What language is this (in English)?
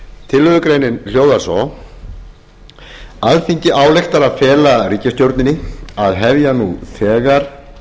Icelandic